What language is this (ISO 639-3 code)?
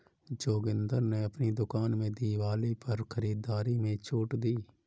hin